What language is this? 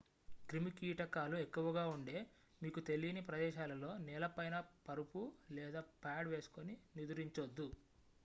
Telugu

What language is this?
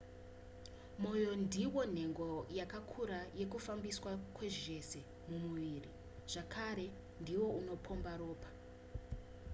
Shona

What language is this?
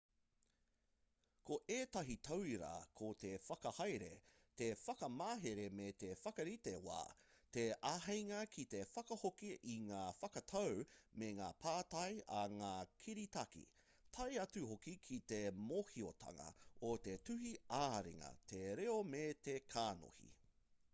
Māori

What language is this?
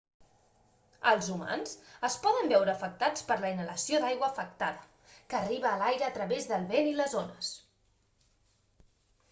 Catalan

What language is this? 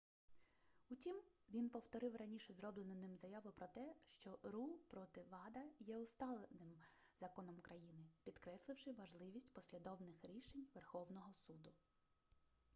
Ukrainian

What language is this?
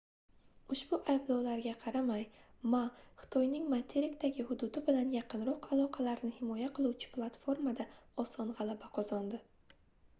Uzbek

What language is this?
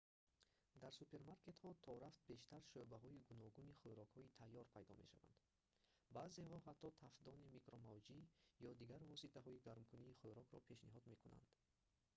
Tajik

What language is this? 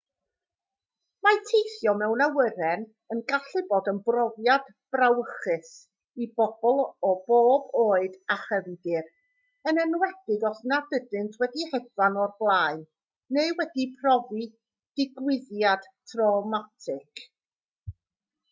Welsh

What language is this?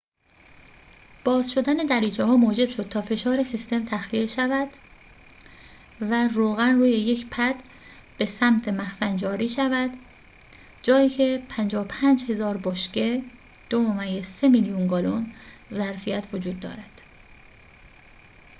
Persian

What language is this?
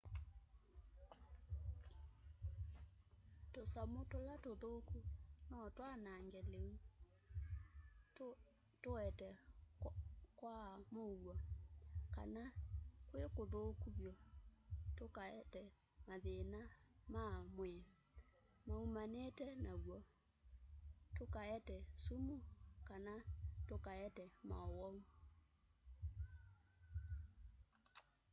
Kamba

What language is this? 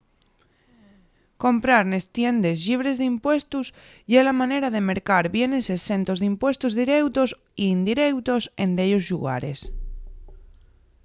Asturian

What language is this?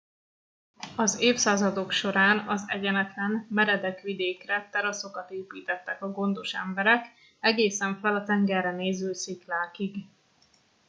Hungarian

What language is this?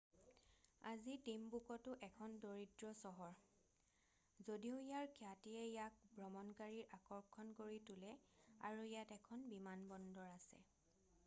Assamese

